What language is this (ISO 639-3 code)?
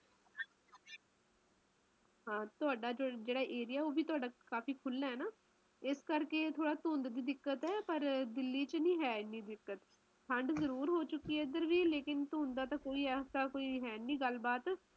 pan